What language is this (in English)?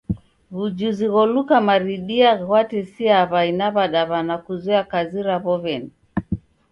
Taita